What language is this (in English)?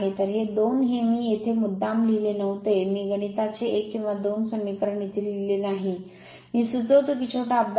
Marathi